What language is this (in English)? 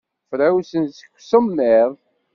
Kabyle